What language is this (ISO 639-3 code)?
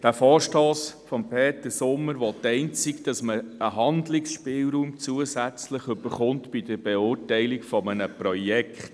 gsw